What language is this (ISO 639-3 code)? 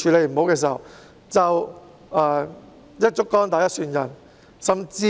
yue